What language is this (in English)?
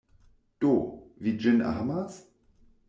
Esperanto